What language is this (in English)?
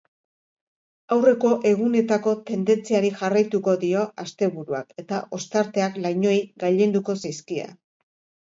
Basque